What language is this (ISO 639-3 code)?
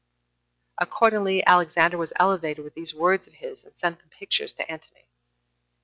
eng